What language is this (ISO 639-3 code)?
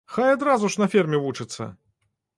bel